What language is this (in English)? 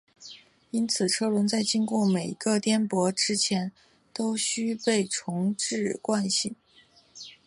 Chinese